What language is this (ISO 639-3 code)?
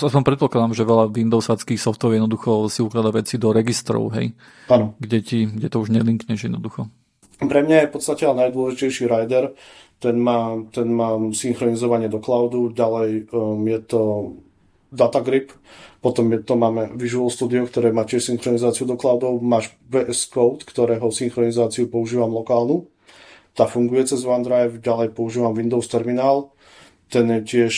slk